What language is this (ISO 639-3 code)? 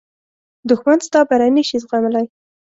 pus